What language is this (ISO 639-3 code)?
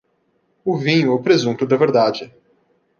por